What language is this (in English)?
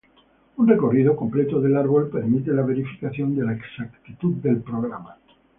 Spanish